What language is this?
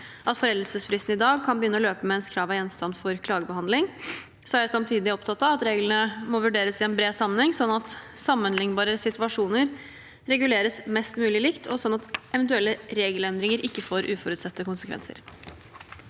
Norwegian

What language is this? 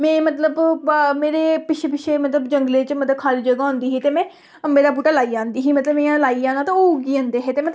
Dogri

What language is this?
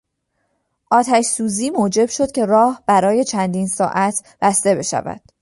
Persian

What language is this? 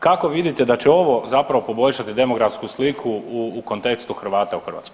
Croatian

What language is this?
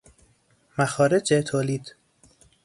Persian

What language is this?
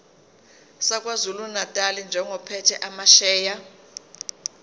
Zulu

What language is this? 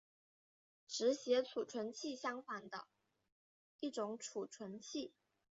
Chinese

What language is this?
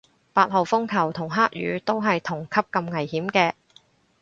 Cantonese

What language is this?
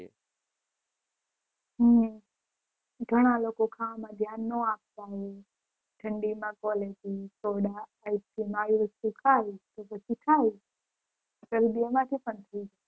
Gujarati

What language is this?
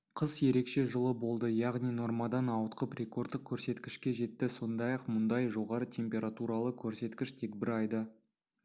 Kazakh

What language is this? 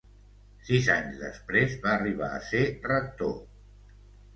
Catalan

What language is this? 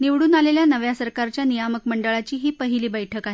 Marathi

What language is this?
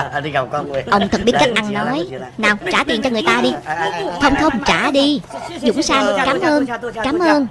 Vietnamese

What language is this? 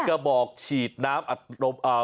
Thai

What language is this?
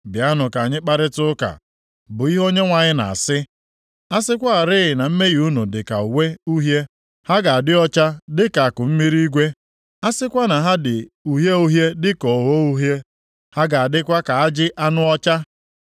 Igbo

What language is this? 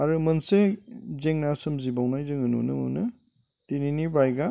Bodo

